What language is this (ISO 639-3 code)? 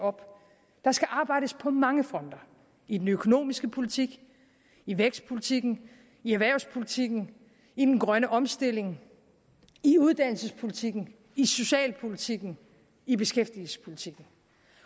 dan